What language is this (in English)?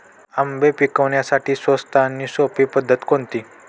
Marathi